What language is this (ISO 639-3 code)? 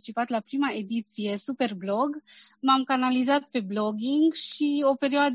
ron